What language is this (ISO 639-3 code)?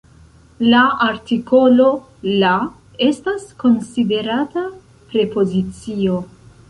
epo